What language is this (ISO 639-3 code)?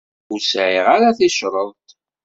kab